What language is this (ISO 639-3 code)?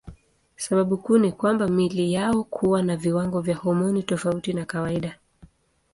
swa